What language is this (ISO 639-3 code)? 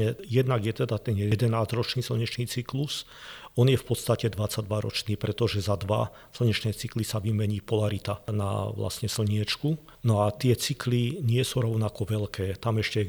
slk